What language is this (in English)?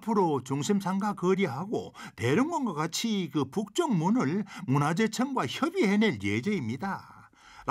Korean